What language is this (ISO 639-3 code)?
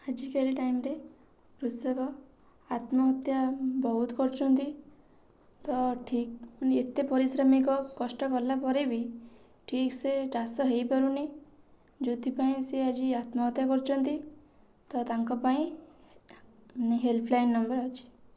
ori